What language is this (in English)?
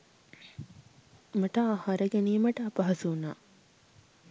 Sinhala